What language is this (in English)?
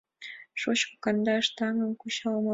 Mari